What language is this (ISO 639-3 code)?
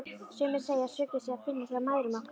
isl